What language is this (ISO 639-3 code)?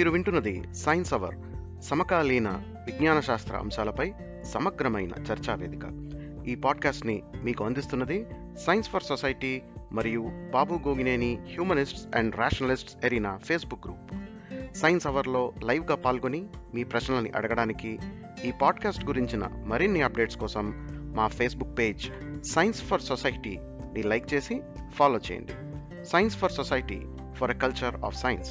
tel